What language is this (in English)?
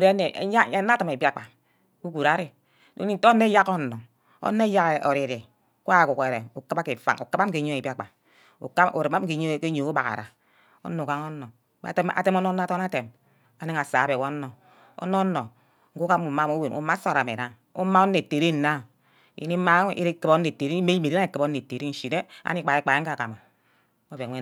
Ubaghara